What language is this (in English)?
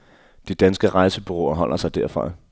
Danish